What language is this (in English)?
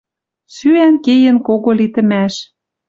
Western Mari